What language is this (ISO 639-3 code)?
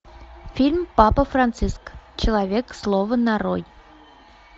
rus